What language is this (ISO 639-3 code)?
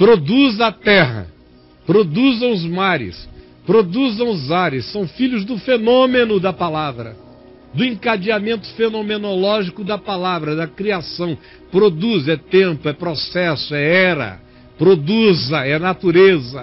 por